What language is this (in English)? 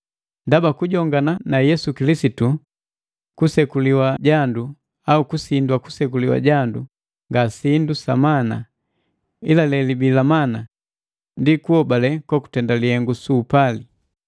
Matengo